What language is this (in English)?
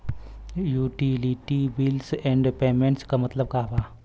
Bhojpuri